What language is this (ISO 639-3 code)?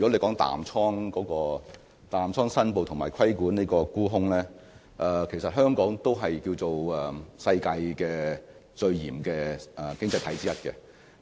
yue